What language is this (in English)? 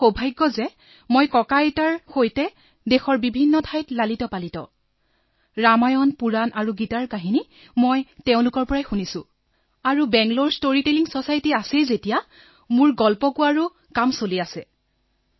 Assamese